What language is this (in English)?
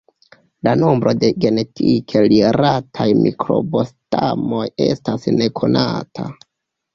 Esperanto